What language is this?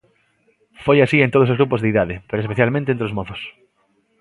Galician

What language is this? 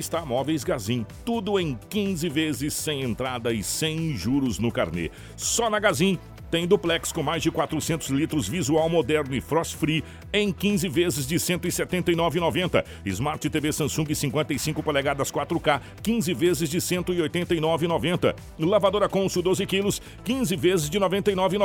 Portuguese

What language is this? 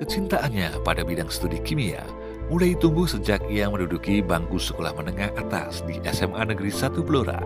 Indonesian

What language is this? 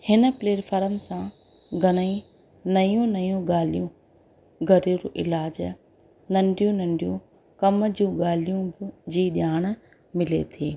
Sindhi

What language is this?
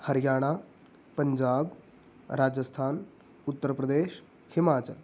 Sanskrit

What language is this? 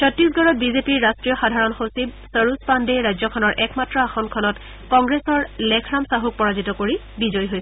Assamese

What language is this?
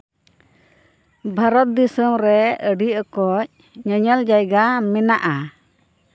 Santali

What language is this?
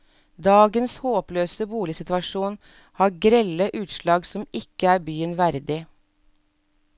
Norwegian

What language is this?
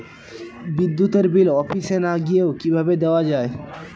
Bangla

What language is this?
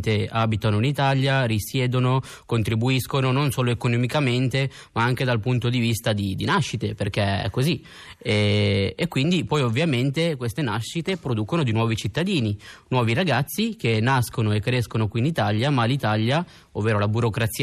Italian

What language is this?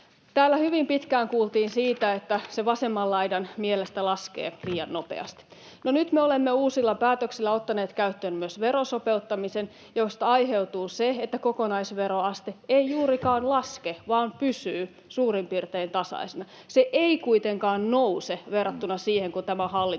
Finnish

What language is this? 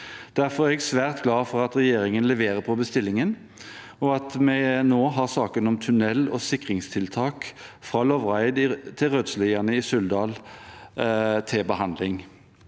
Norwegian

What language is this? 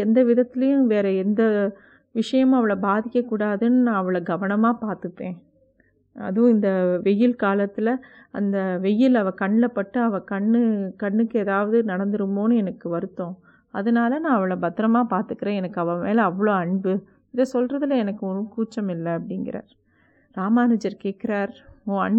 Tamil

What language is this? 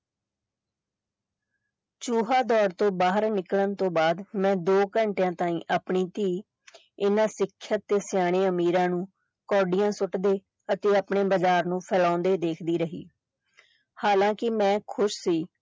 Punjabi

